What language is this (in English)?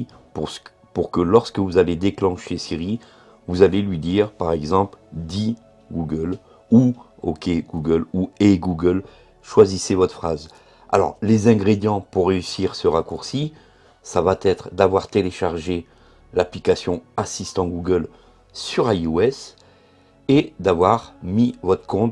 French